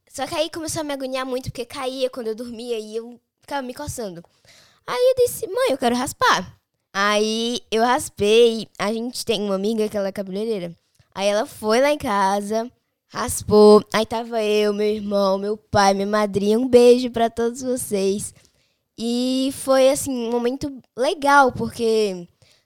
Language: Portuguese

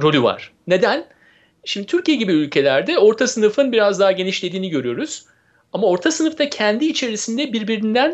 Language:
Turkish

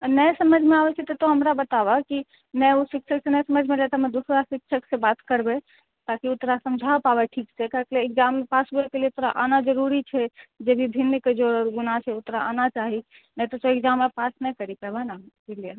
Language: Maithili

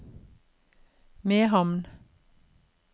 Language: Norwegian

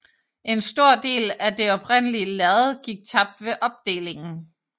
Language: Danish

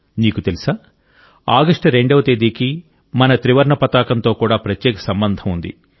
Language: Telugu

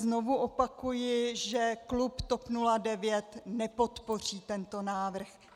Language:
Czech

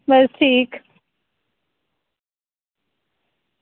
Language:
Dogri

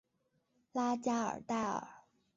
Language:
Chinese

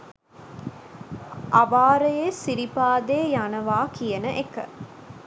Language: Sinhala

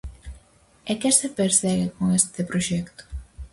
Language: Galician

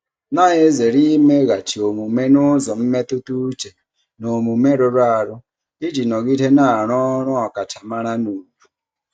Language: Igbo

